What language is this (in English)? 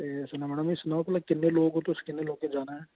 Dogri